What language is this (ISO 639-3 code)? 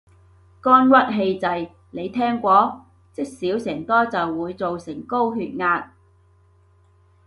yue